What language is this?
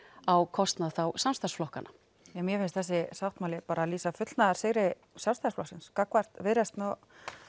Icelandic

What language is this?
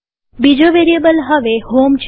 Gujarati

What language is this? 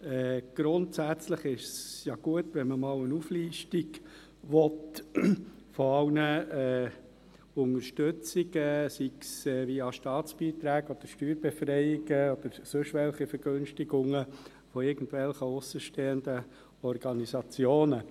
Swiss German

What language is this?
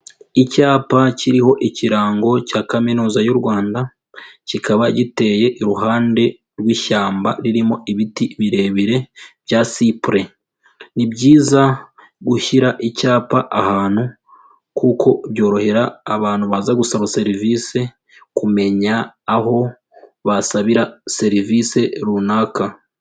Kinyarwanda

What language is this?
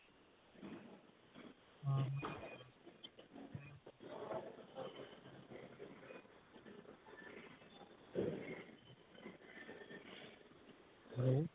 Punjabi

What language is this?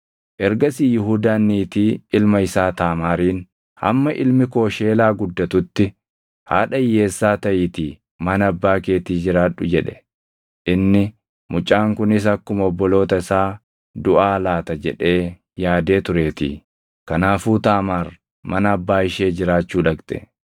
Oromo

